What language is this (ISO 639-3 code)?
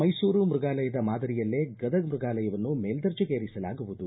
kan